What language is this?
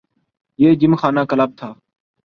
Urdu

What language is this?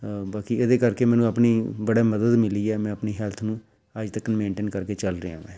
Punjabi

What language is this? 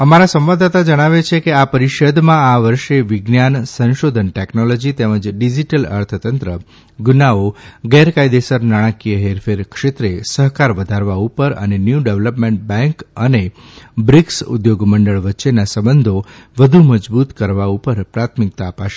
Gujarati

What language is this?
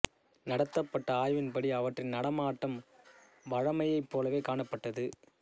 Tamil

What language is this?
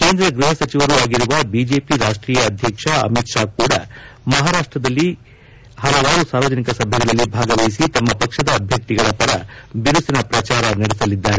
Kannada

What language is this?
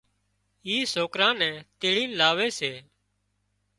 Wadiyara Koli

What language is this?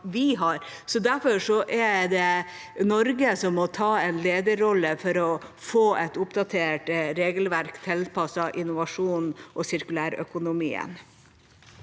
Norwegian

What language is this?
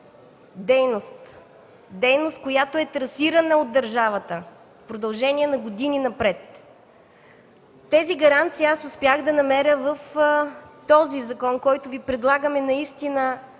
Bulgarian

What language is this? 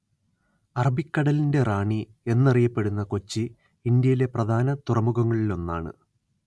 Malayalam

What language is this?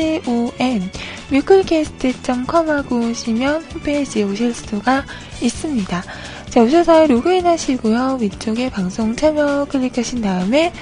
Korean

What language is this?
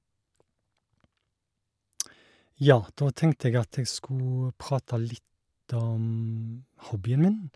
Norwegian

